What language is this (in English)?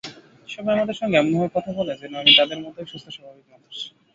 Bangla